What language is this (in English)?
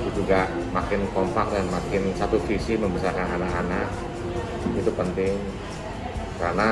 Indonesian